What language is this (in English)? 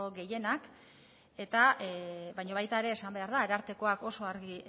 Basque